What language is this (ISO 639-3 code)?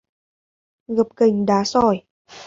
vie